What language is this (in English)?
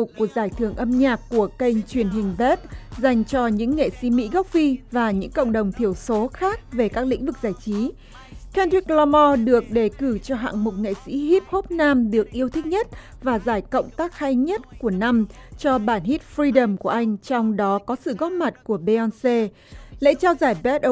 Vietnamese